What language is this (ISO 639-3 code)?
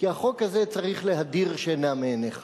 heb